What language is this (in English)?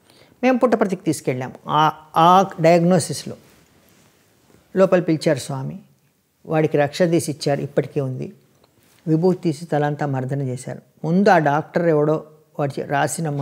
Hindi